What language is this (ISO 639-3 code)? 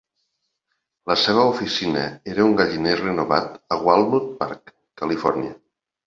cat